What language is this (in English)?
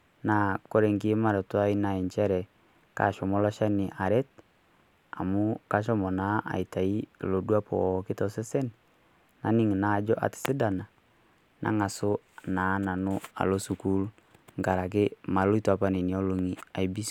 Masai